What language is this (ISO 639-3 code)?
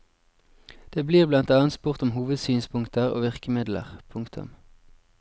nor